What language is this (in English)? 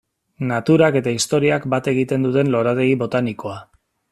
Basque